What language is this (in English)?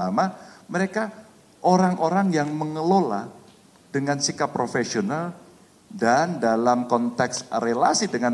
Indonesian